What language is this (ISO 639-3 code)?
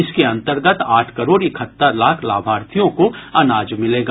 hin